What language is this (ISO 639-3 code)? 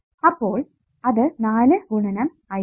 mal